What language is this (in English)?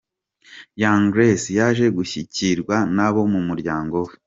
Kinyarwanda